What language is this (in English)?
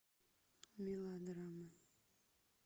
Russian